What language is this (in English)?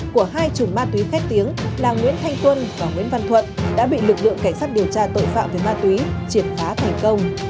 Vietnamese